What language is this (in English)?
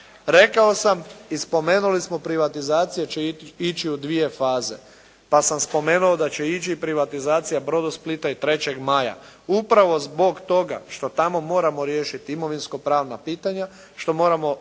Croatian